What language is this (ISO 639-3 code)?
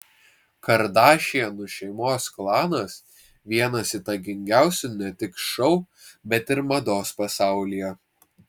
lit